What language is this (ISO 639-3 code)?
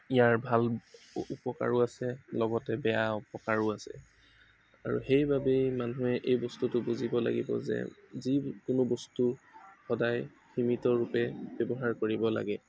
asm